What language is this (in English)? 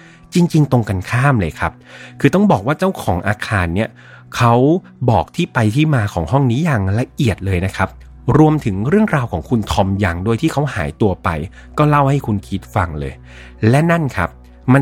Thai